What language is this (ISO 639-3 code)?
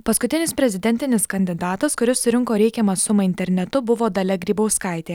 lit